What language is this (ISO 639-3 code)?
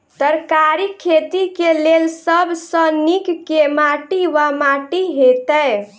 mai